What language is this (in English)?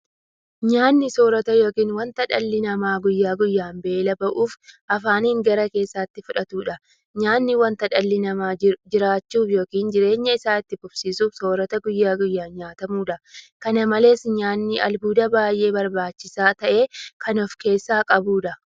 Oromo